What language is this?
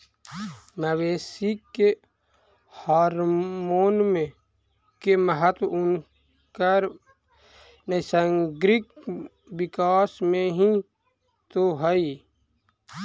Magahi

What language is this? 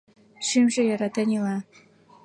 Mari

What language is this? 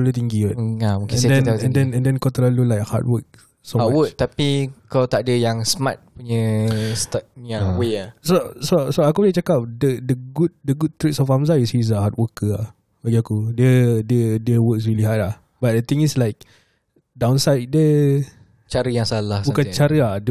Malay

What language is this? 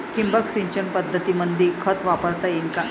Marathi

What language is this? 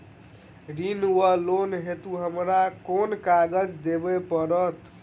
Maithili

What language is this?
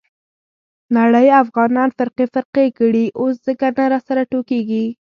Pashto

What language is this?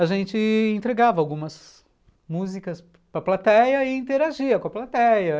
Portuguese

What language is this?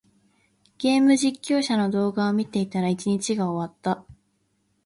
Japanese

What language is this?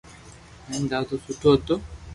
Loarki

